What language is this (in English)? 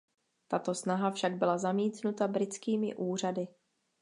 Czech